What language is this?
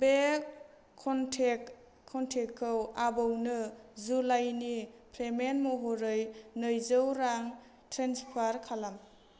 Bodo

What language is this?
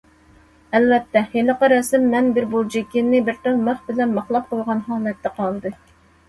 Uyghur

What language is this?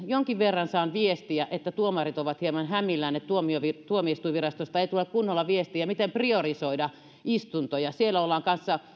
Finnish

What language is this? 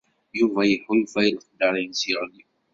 Kabyle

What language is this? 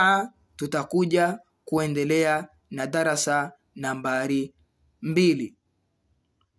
Swahili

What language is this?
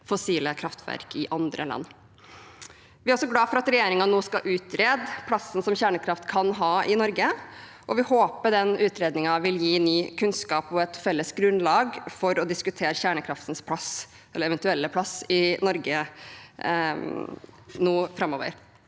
Norwegian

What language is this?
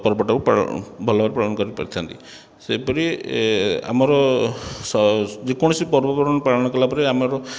Odia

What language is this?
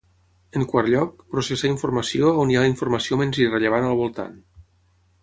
Catalan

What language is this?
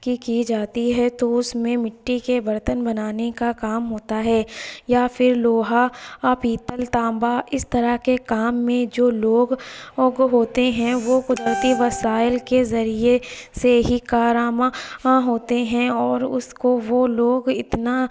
Urdu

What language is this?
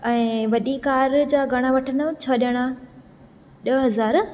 Sindhi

